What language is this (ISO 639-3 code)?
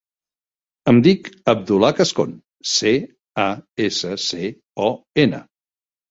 cat